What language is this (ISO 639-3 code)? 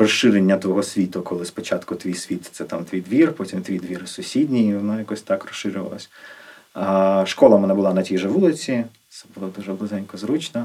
ukr